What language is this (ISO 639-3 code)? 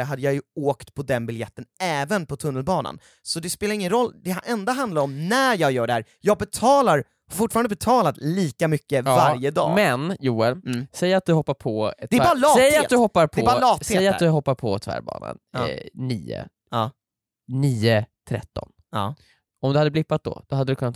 swe